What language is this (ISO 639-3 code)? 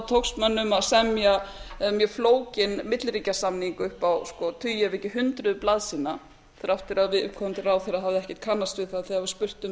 isl